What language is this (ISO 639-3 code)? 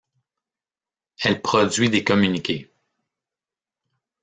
fra